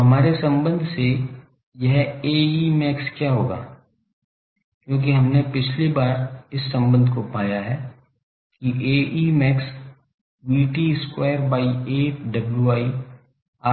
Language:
Hindi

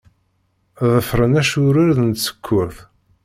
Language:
Kabyle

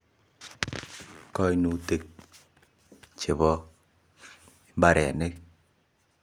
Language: Kalenjin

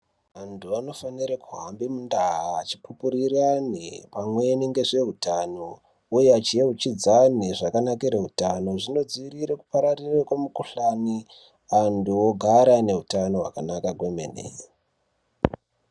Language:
Ndau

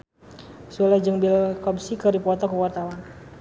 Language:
Sundanese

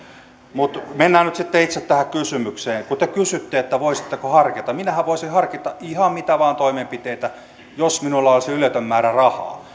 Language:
Finnish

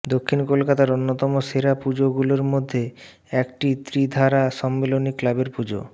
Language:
Bangla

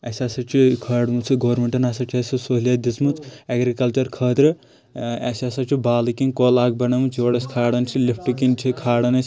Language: Kashmiri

